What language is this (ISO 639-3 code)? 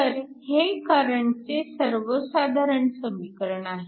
mar